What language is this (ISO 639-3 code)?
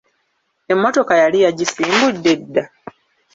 lug